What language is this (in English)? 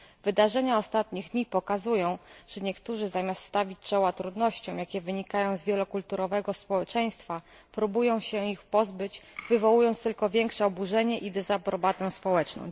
Polish